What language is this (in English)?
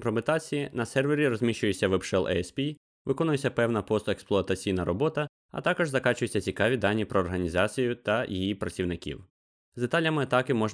Ukrainian